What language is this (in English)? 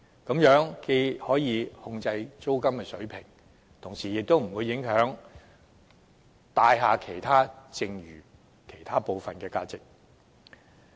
Cantonese